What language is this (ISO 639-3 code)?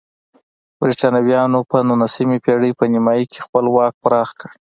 pus